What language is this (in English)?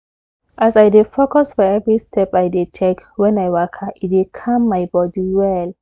Nigerian Pidgin